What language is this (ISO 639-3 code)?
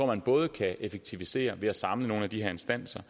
dan